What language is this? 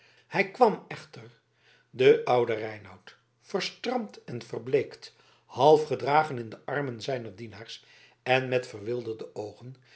Dutch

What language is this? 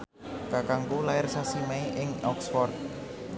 Javanese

